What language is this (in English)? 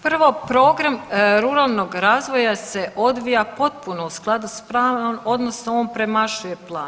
Croatian